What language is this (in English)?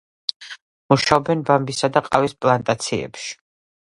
Georgian